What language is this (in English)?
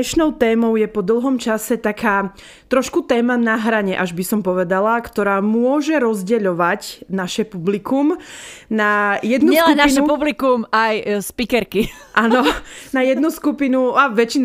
Slovak